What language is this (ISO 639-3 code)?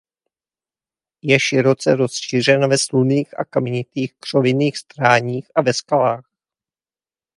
ces